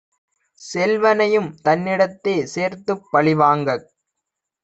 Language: Tamil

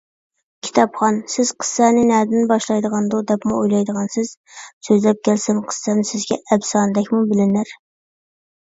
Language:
Uyghur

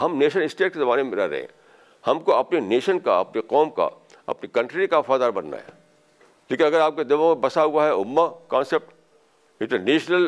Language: Urdu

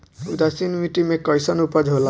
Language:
Bhojpuri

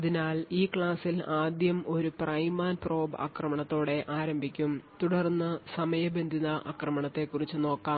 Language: Malayalam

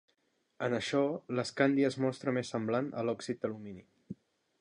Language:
Catalan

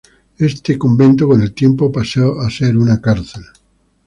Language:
Spanish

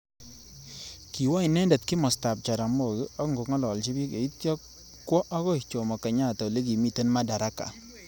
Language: Kalenjin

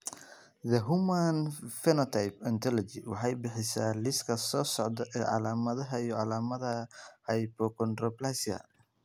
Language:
Somali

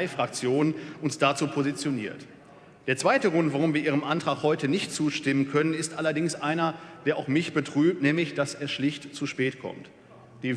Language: German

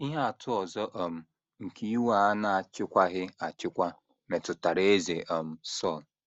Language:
Igbo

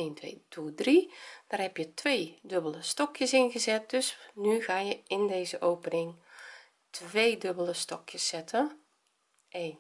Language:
Dutch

